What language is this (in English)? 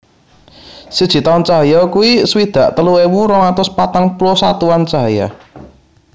Javanese